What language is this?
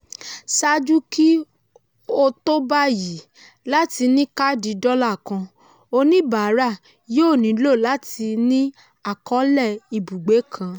Yoruba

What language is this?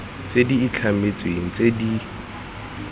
Tswana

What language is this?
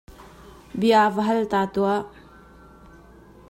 Hakha Chin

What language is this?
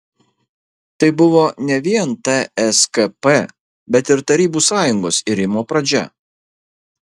Lithuanian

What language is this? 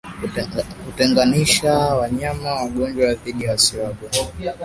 Swahili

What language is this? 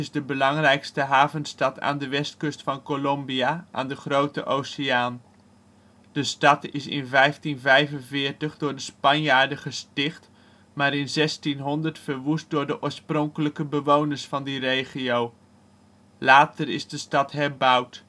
Dutch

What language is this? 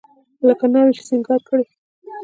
Pashto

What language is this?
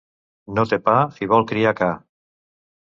Catalan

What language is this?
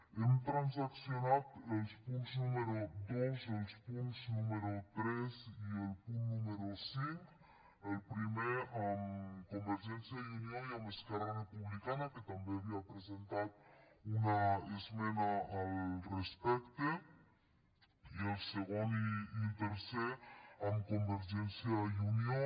Catalan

